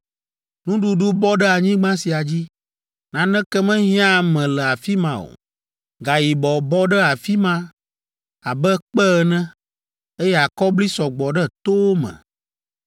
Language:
Ewe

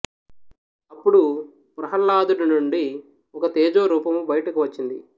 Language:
Telugu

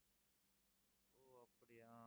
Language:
Tamil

